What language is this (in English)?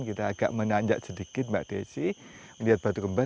Indonesian